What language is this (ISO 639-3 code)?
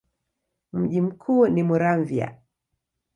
swa